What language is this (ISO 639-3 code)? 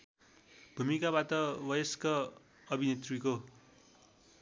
nep